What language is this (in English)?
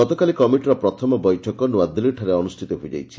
Odia